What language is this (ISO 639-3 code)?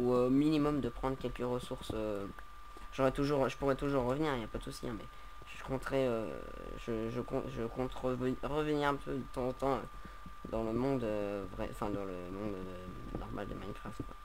fra